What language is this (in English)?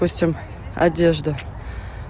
Russian